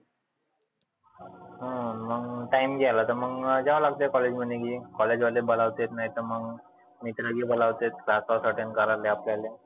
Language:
Marathi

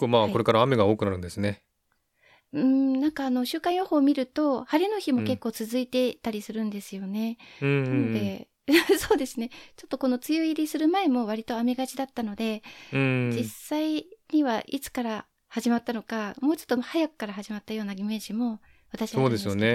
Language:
Japanese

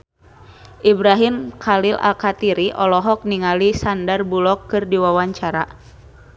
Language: Sundanese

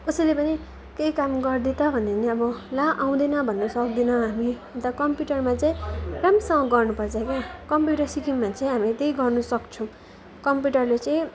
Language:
Nepali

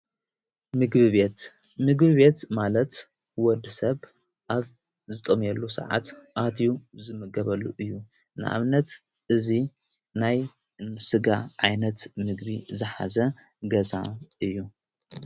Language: Tigrinya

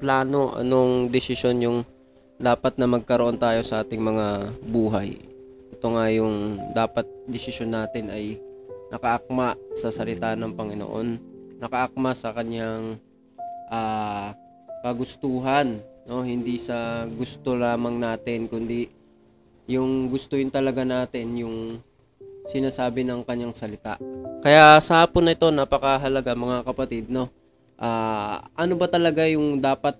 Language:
Filipino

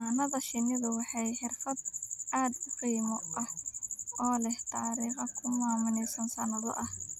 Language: Somali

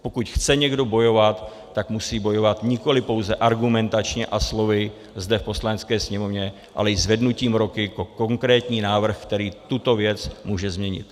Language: Czech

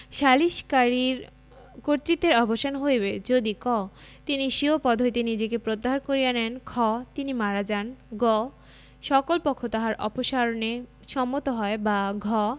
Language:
Bangla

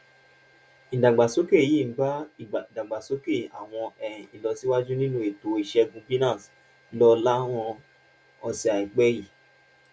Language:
Yoruba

